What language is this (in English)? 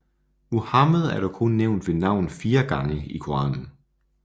Danish